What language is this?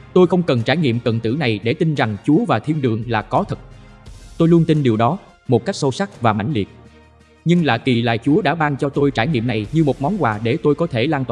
Vietnamese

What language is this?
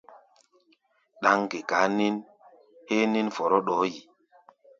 Gbaya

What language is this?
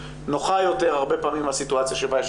Hebrew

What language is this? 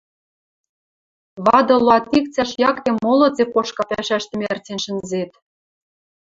Western Mari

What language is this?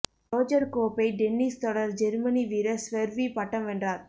Tamil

